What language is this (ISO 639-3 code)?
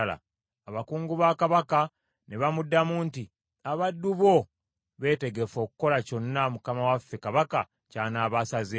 lug